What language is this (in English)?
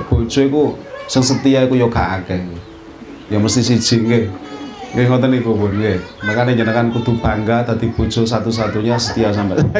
Indonesian